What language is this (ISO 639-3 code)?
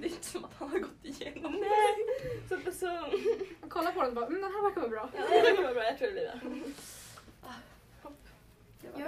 swe